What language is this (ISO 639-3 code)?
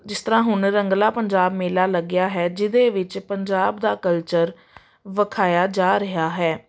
pan